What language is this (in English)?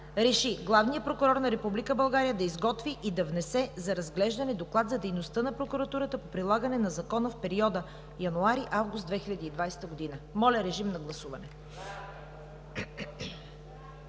Bulgarian